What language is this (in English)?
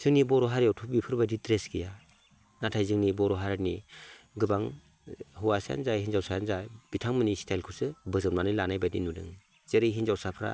Bodo